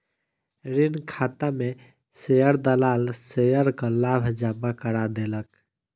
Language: Maithili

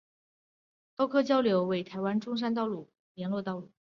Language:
Chinese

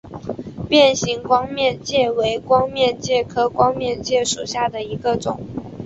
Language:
Chinese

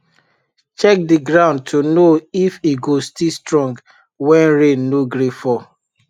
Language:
Nigerian Pidgin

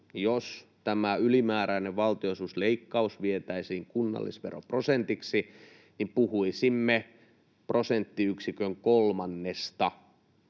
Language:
Finnish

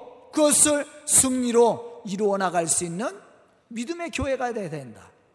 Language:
Korean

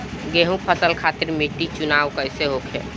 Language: Bhojpuri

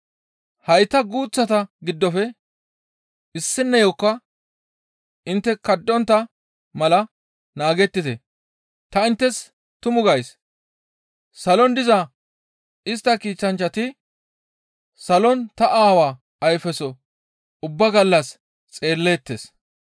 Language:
Gamo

